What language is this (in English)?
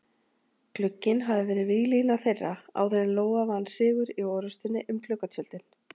Icelandic